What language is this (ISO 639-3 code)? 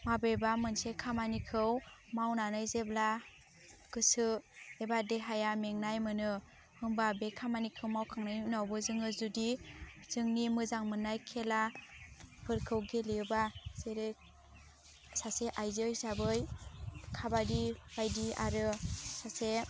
brx